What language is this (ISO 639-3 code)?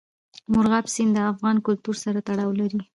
pus